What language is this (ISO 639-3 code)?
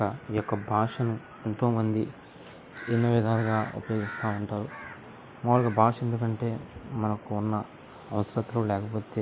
tel